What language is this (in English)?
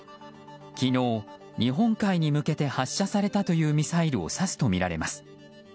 Japanese